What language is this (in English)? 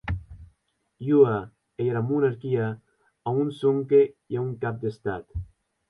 Occitan